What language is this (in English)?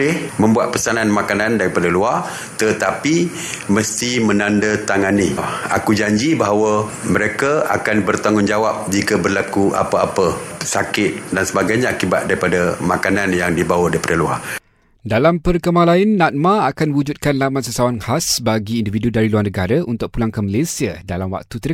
Malay